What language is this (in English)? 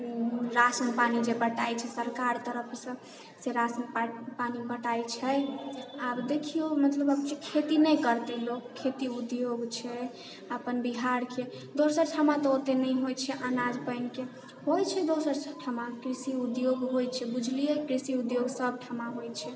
Maithili